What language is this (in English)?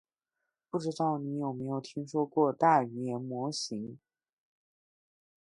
Chinese